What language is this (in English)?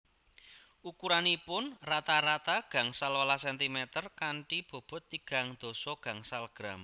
Javanese